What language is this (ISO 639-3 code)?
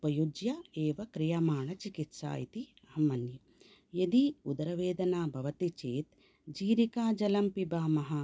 san